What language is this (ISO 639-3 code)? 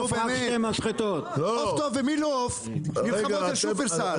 heb